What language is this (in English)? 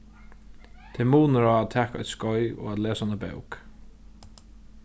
Faroese